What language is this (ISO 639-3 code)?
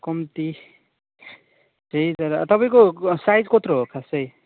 nep